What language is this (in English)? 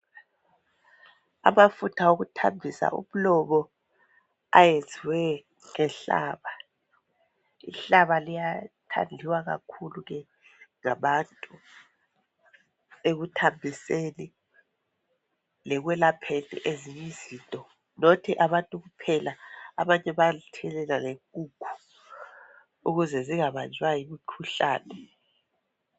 North Ndebele